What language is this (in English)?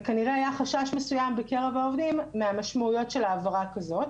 Hebrew